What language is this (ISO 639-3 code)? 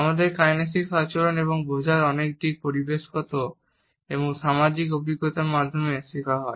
ben